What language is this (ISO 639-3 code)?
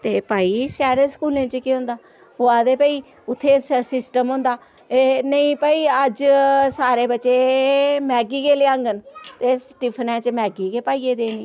doi